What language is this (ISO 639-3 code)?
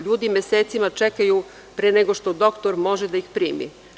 srp